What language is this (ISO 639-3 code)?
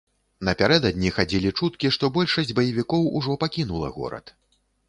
bel